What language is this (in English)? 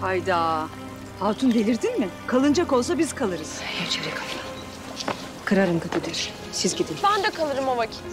Turkish